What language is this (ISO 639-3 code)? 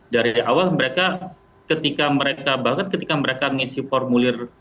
ind